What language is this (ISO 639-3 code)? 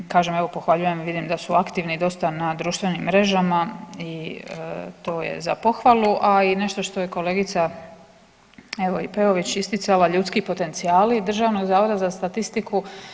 hrv